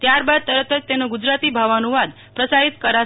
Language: Gujarati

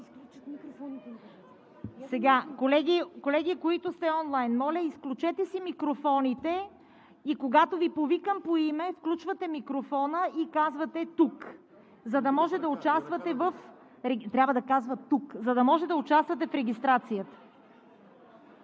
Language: Bulgarian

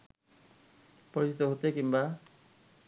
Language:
Bangla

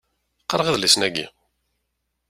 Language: Kabyle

